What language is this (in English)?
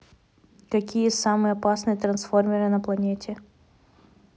Russian